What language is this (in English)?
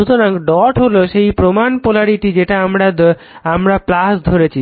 Bangla